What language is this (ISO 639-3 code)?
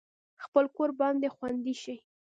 pus